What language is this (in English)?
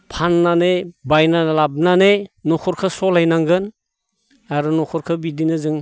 Bodo